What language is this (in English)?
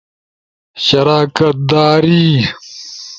Ushojo